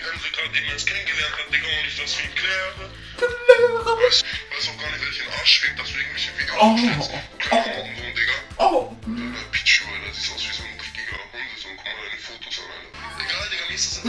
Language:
German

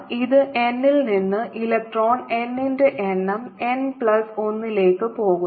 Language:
Malayalam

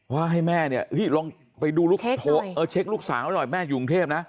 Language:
Thai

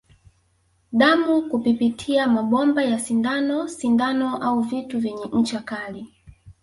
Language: Swahili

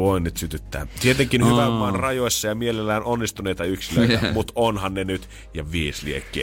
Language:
Finnish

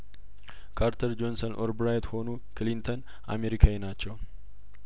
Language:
Amharic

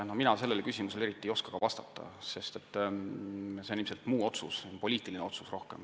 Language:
Estonian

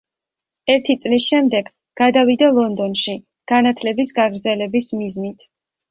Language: Georgian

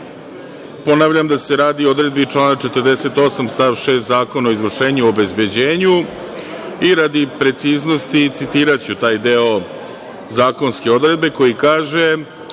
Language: Serbian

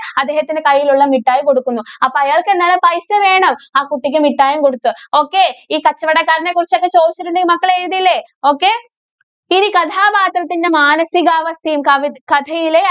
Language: Malayalam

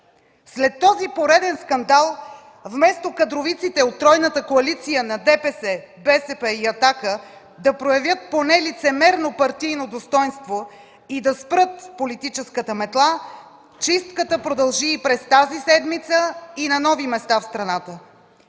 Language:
Bulgarian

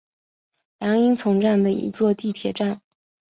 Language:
Chinese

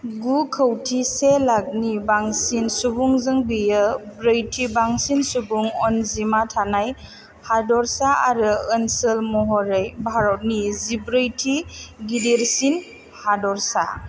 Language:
Bodo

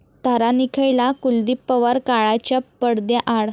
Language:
Marathi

